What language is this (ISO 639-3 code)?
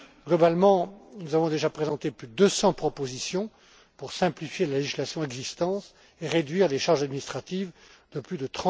fra